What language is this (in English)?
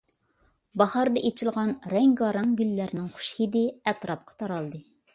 Uyghur